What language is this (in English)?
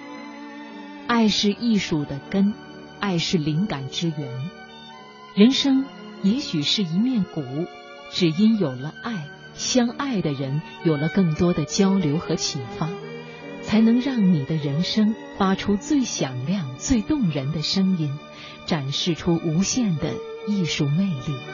Chinese